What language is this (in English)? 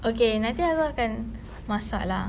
English